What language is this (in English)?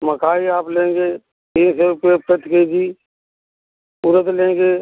Hindi